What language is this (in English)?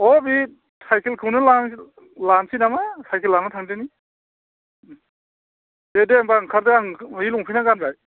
Bodo